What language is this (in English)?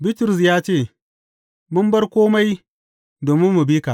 Hausa